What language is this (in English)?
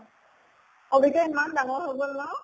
Assamese